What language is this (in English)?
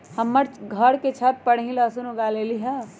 Magahi